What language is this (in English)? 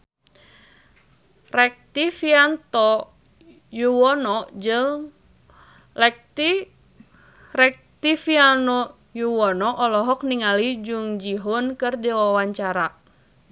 Sundanese